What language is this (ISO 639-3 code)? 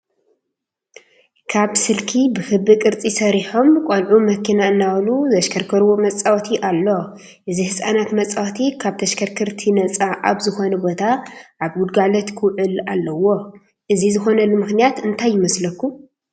tir